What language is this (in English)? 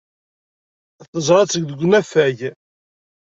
Kabyle